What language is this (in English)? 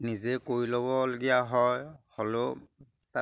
Assamese